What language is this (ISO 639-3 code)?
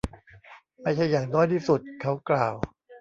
tha